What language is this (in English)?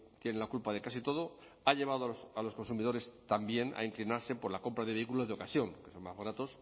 Spanish